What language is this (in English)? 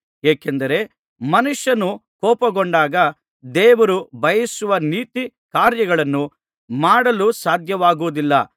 Kannada